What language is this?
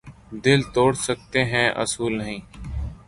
Urdu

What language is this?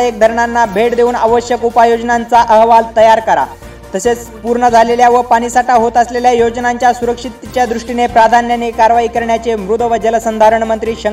Marathi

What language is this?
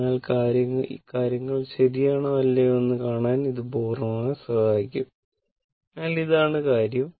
Malayalam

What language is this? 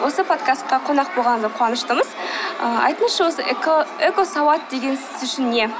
Kazakh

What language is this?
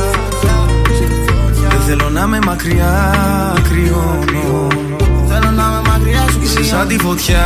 Greek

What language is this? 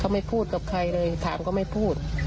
Thai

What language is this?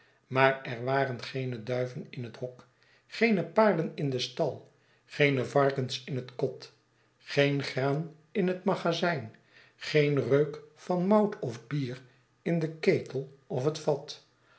Dutch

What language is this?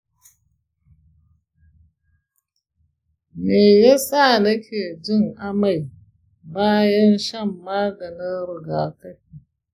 Hausa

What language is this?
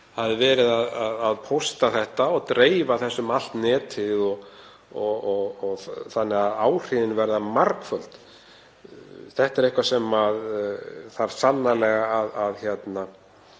Icelandic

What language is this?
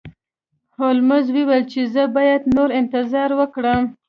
Pashto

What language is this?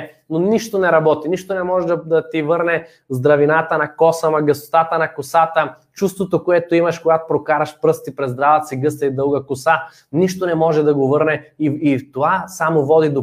Bulgarian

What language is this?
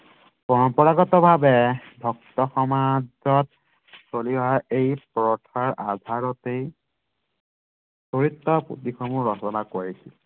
Assamese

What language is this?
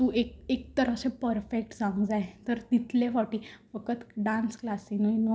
Konkani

